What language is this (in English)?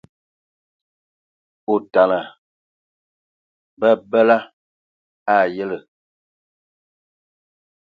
Ewondo